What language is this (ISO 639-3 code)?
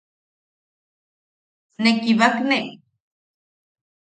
yaq